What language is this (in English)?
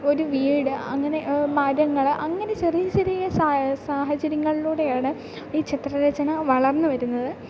Malayalam